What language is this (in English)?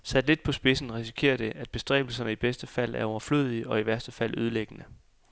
Danish